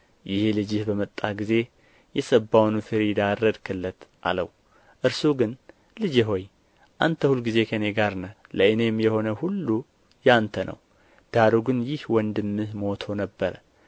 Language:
Amharic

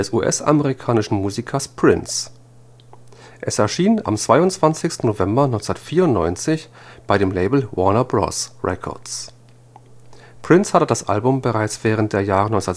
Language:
German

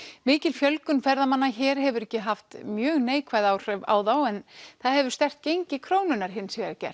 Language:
Icelandic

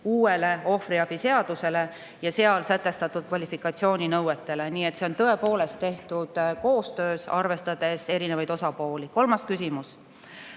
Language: Estonian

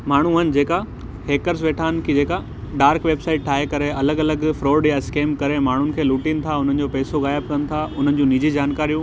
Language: Sindhi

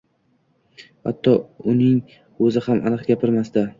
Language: Uzbek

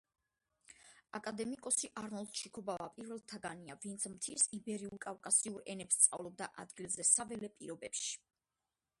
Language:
Georgian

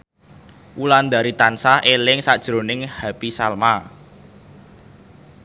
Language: Javanese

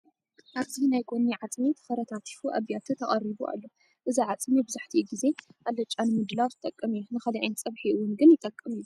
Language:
Tigrinya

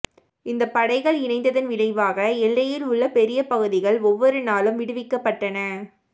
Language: Tamil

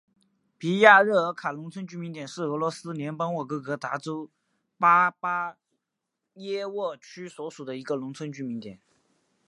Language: Chinese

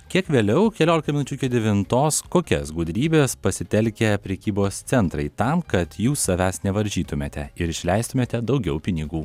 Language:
Lithuanian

